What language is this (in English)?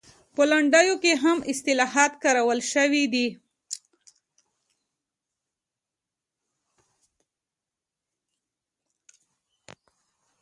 Pashto